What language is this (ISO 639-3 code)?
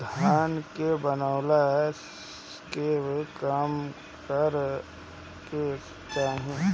bho